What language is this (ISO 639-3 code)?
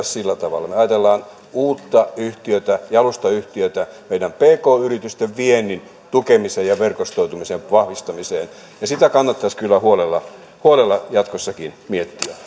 fin